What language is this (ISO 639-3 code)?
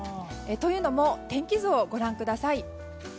jpn